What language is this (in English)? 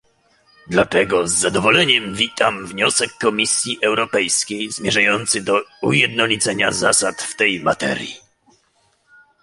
Polish